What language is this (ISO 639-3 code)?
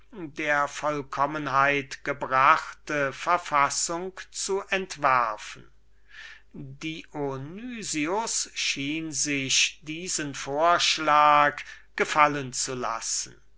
deu